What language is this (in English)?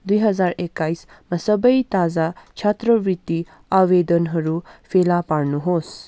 Nepali